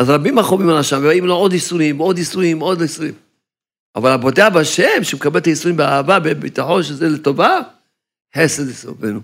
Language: Hebrew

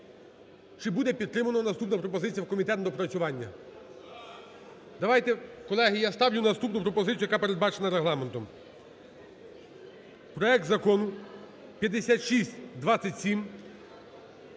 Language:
Ukrainian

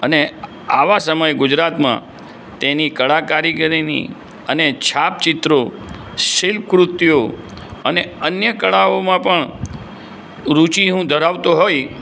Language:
Gujarati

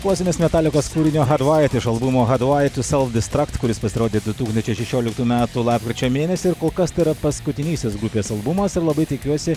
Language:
Lithuanian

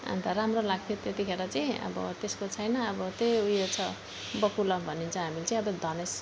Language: Nepali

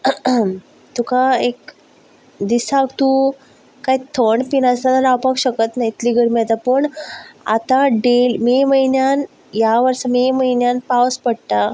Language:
Konkani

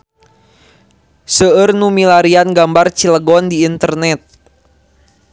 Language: Sundanese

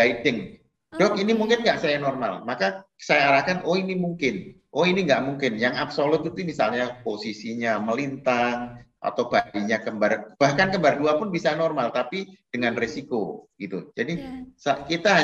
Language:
Indonesian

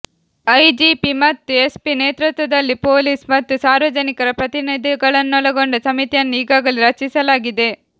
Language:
Kannada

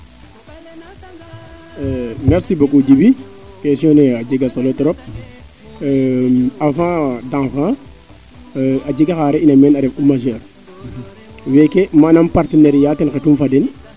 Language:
Serer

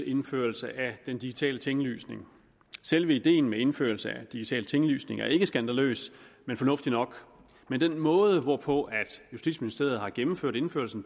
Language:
Danish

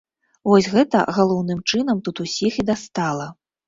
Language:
Belarusian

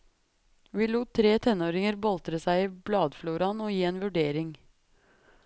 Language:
Norwegian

